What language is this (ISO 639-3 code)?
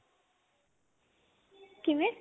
pan